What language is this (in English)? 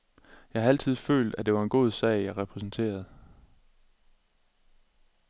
Danish